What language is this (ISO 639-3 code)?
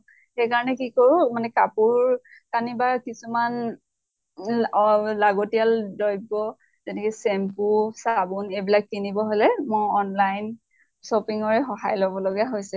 asm